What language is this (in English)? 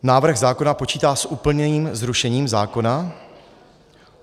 Czech